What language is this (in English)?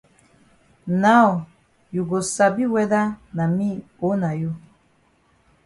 Cameroon Pidgin